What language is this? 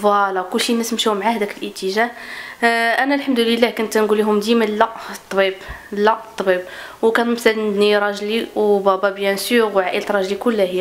Arabic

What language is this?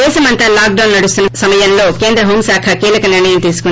Telugu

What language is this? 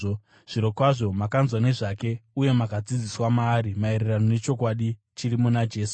Shona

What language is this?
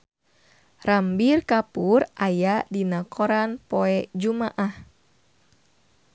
Sundanese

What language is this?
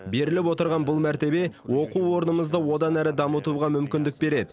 Kazakh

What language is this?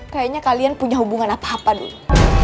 Indonesian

